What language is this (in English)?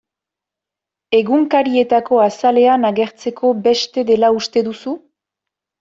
Basque